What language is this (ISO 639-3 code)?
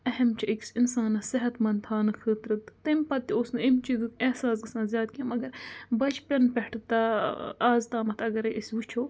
kas